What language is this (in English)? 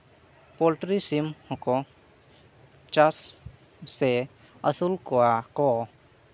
Santali